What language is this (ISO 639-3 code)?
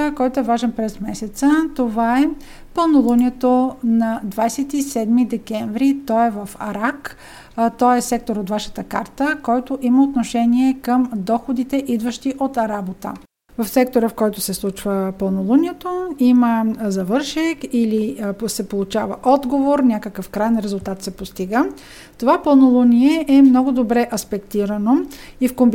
bul